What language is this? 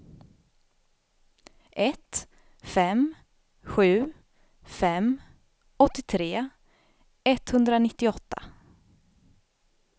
Swedish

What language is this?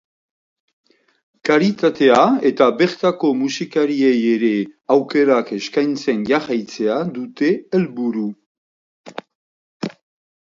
Basque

